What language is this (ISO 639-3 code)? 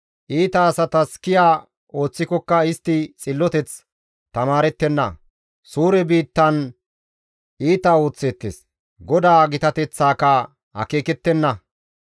gmv